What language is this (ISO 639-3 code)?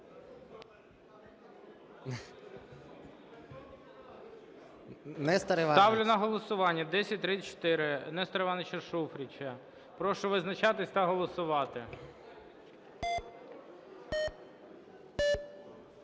ukr